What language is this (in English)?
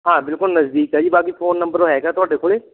Punjabi